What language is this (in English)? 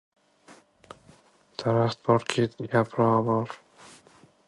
Uzbek